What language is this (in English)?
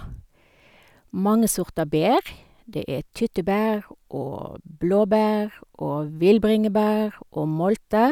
Norwegian